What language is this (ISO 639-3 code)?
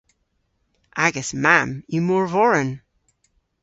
cor